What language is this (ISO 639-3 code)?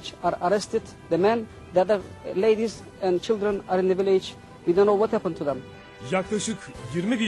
tur